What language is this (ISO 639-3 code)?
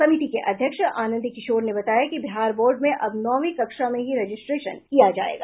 hin